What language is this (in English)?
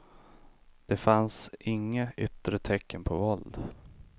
Swedish